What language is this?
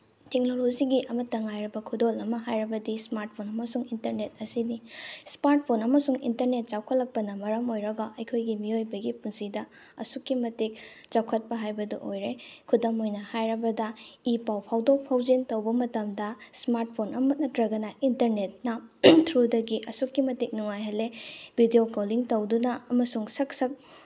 Manipuri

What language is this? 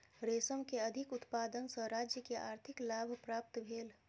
Maithili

